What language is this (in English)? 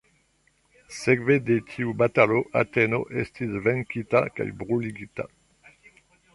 Esperanto